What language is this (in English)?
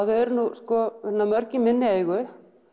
Icelandic